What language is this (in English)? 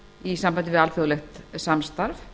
Icelandic